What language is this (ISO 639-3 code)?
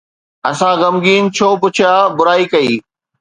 snd